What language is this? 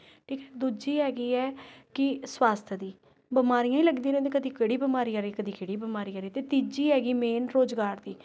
Punjabi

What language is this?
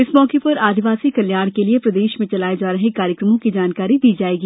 Hindi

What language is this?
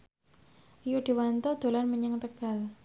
Javanese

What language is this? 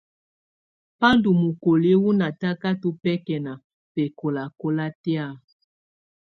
Tunen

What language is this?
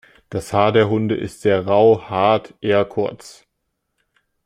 German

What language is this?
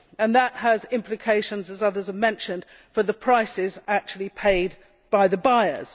English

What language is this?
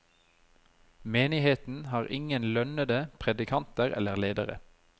Norwegian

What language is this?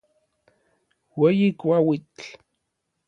Orizaba Nahuatl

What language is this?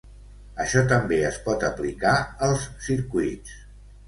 Catalan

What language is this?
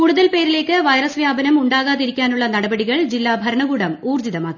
Malayalam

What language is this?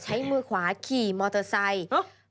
Thai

